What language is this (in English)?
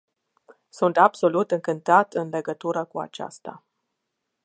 Romanian